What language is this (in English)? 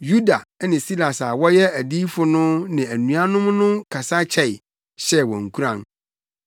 Akan